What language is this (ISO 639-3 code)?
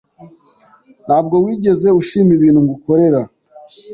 kin